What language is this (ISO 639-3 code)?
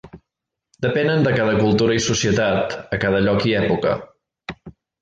cat